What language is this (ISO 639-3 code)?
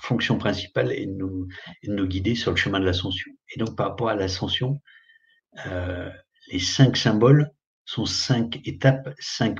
fra